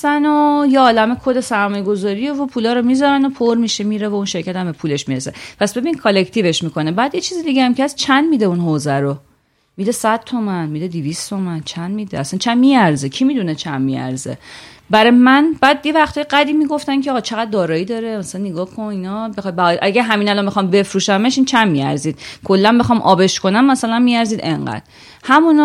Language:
Persian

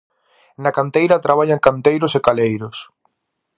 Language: Galician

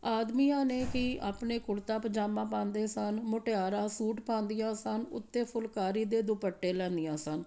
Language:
Punjabi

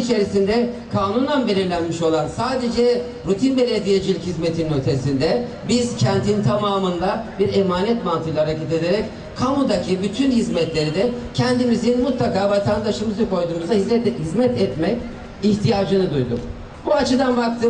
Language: Turkish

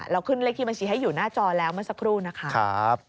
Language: Thai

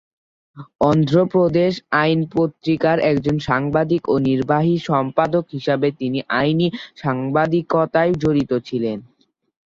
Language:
Bangla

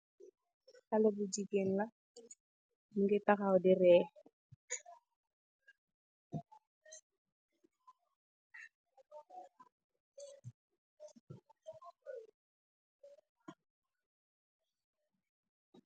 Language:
Wolof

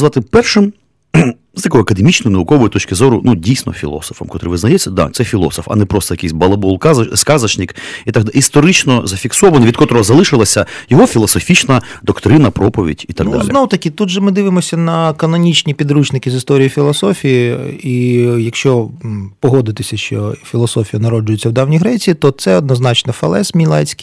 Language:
Ukrainian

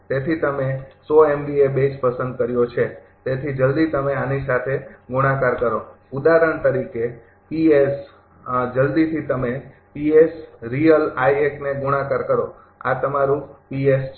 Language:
Gujarati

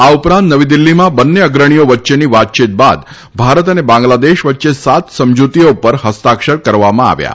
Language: Gujarati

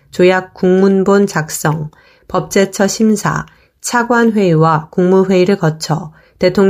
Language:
Korean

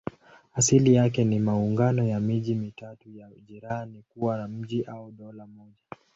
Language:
Swahili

